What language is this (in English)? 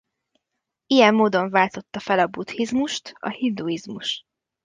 Hungarian